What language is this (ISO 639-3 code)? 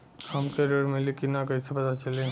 bho